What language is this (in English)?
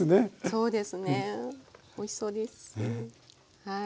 Japanese